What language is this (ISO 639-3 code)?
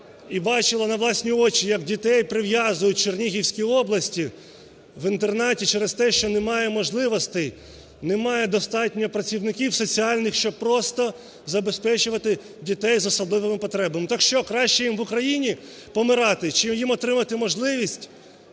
ukr